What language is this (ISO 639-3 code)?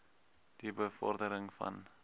afr